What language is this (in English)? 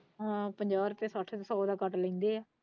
Punjabi